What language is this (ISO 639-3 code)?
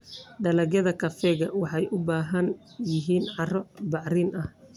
som